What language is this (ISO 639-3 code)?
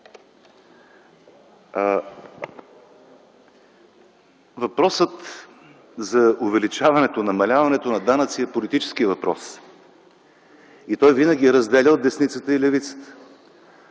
bul